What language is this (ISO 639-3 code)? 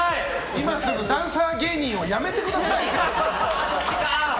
jpn